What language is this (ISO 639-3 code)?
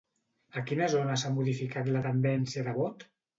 cat